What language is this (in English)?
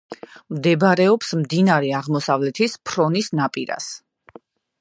Georgian